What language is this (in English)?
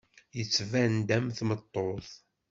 Kabyle